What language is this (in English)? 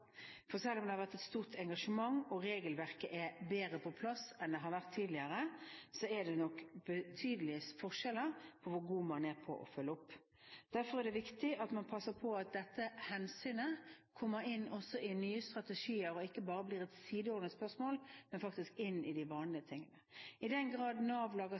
Norwegian Bokmål